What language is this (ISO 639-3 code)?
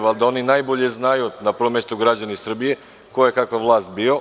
srp